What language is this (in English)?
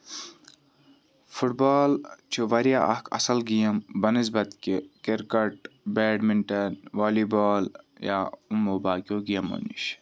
Kashmiri